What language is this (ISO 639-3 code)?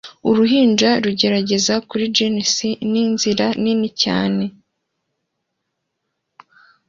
kin